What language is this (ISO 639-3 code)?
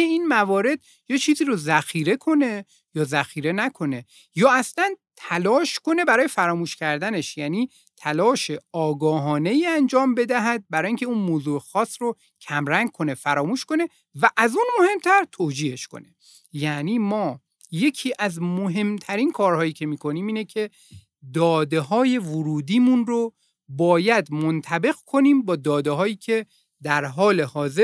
fas